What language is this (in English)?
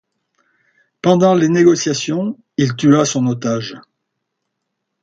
French